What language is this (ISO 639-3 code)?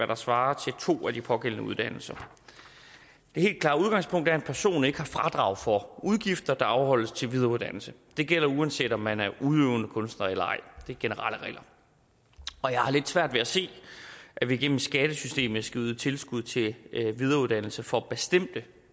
dan